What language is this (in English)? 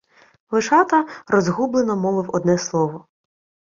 Ukrainian